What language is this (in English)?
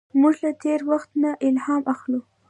Pashto